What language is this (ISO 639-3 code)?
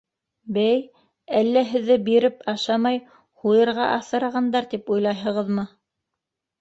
bak